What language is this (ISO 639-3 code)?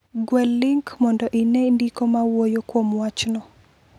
luo